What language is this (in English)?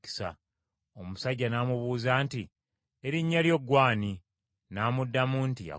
Ganda